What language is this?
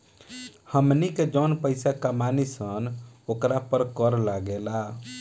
Bhojpuri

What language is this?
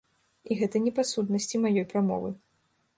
Belarusian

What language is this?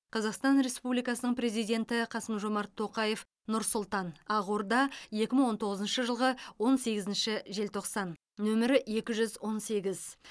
Kazakh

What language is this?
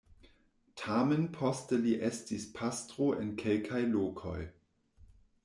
Esperanto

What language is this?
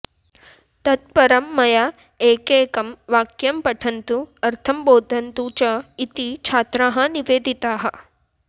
Sanskrit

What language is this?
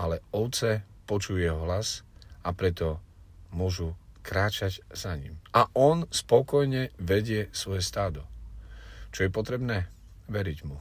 Slovak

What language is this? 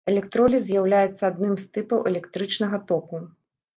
Belarusian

